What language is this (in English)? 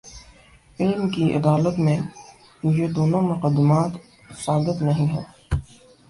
Urdu